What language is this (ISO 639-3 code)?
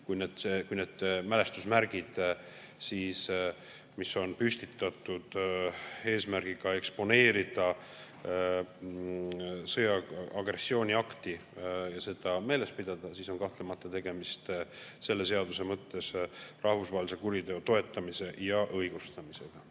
est